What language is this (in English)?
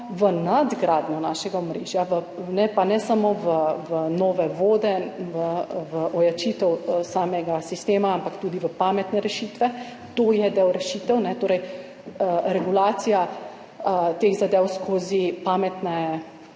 Slovenian